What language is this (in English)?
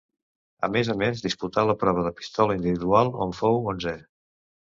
Catalan